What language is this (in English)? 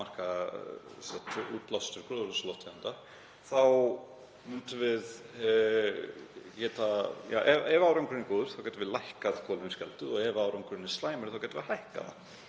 Icelandic